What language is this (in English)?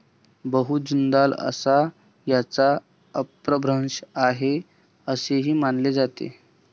Marathi